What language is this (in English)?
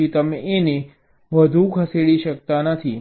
Gujarati